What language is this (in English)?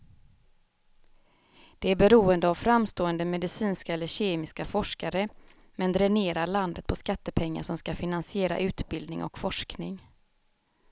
Swedish